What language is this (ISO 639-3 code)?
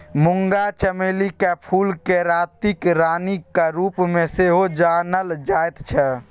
mai